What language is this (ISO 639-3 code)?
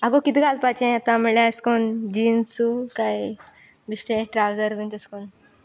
kok